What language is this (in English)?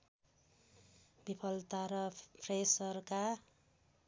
Nepali